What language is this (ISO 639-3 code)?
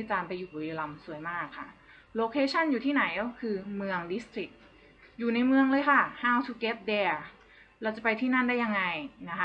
tha